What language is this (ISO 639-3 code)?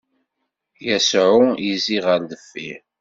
kab